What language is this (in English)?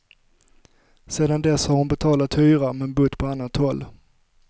Swedish